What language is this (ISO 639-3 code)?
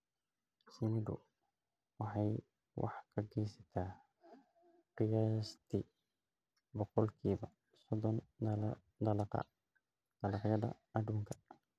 som